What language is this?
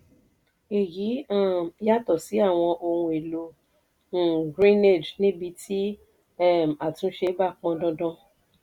Yoruba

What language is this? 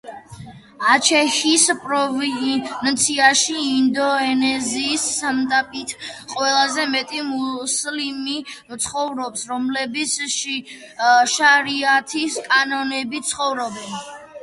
Georgian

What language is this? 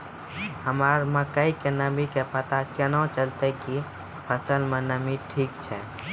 Maithili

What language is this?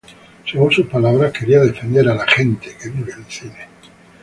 Spanish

